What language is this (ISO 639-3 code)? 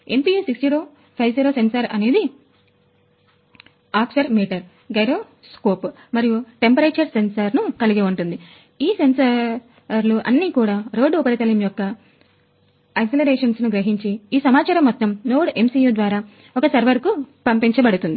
tel